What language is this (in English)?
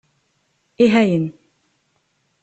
Kabyle